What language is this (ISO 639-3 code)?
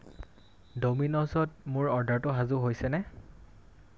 asm